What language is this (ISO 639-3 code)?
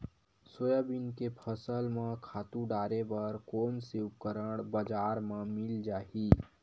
hne